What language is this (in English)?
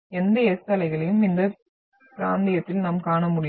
Tamil